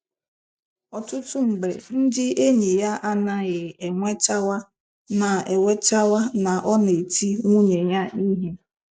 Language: Igbo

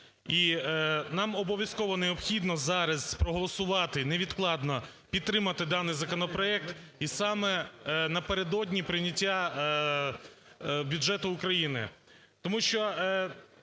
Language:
Ukrainian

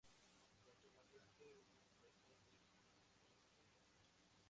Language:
Spanish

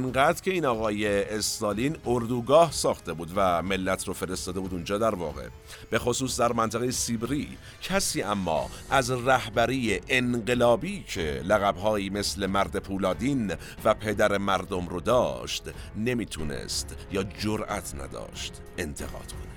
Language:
Persian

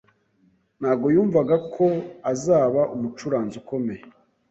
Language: Kinyarwanda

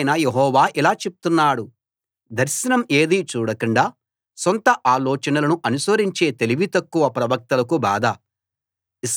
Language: Telugu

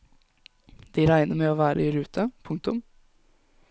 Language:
Norwegian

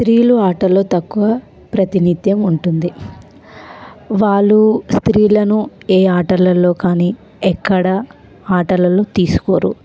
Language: Telugu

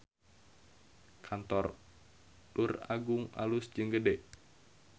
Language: Sundanese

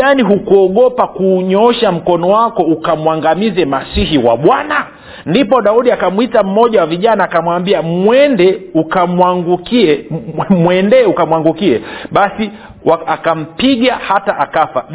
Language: Swahili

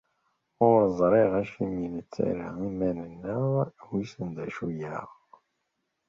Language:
Kabyle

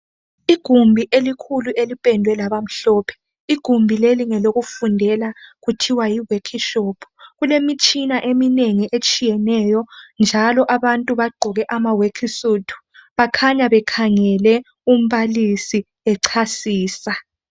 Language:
North Ndebele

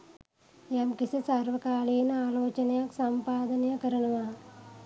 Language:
Sinhala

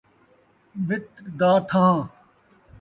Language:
Saraiki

